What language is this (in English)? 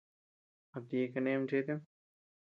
Tepeuxila Cuicatec